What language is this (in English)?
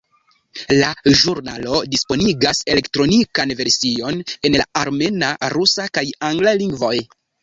Esperanto